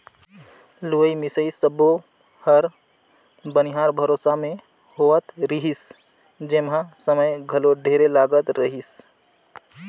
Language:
Chhattisgarhi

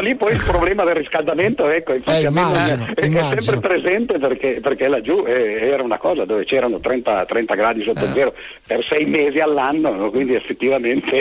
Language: Italian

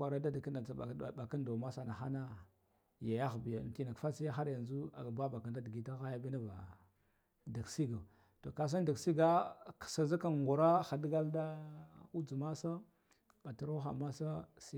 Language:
Guduf-Gava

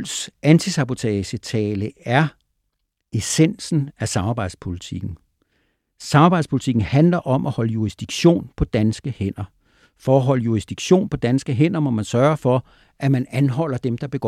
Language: Danish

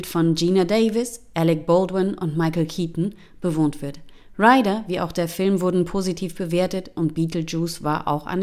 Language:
German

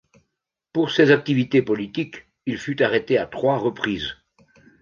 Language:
French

